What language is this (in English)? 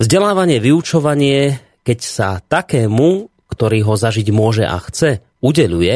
Slovak